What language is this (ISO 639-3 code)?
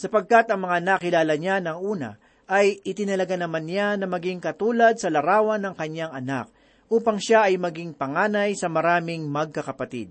fil